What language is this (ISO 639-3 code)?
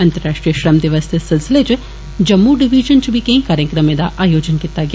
doi